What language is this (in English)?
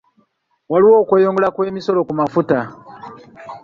Ganda